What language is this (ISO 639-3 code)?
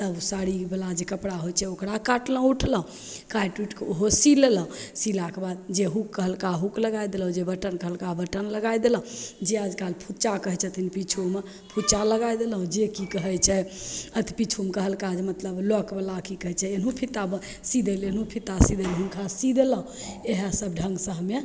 mai